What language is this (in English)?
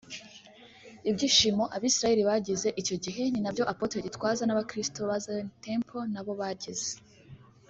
Kinyarwanda